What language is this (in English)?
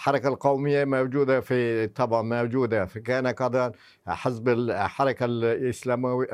Arabic